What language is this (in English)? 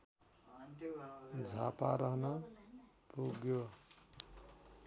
Nepali